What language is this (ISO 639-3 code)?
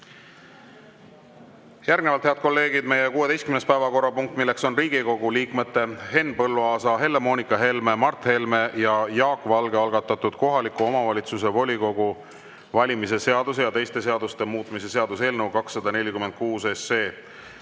est